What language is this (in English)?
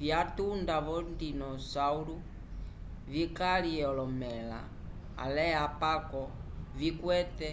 Umbundu